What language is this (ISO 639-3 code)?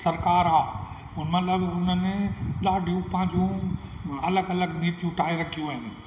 snd